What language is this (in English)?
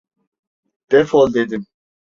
Turkish